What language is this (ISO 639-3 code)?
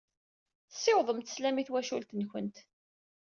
kab